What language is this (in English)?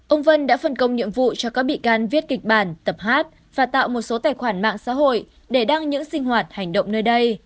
Vietnamese